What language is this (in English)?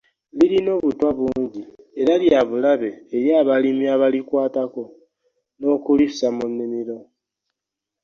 Ganda